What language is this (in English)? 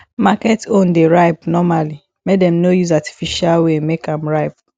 Nigerian Pidgin